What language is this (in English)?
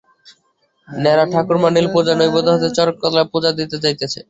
Bangla